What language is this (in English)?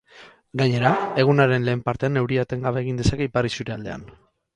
Basque